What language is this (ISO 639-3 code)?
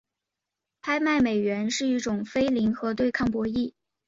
zho